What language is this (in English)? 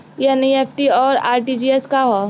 Bhojpuri